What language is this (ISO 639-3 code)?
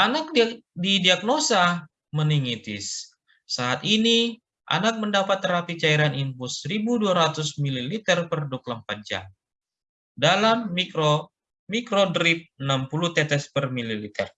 ind